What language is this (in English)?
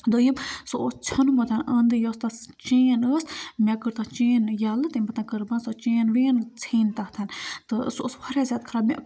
Kashmiri